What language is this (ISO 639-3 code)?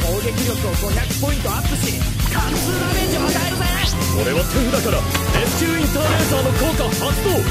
jpn